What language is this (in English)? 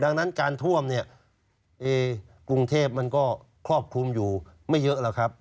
Thai